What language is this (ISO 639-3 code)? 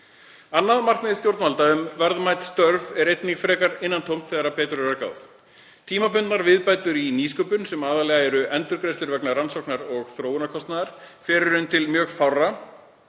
isl